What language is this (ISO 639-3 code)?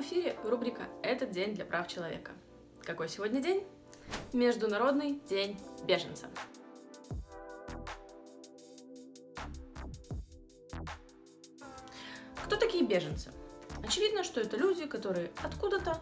rus